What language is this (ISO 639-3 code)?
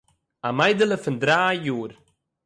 yid